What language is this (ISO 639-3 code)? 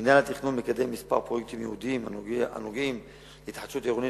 heb